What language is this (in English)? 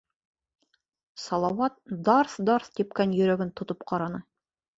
Bashkir